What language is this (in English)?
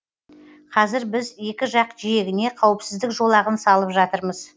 Kazakh